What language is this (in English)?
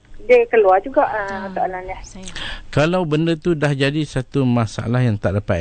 Malay